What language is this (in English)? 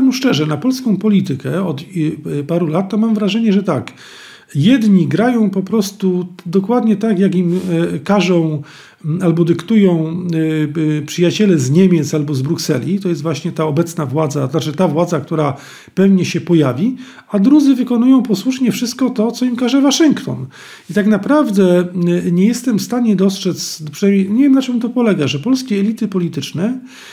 Polish